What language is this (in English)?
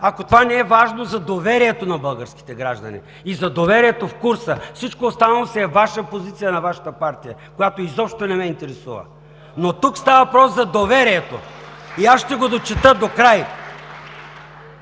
Bulgarian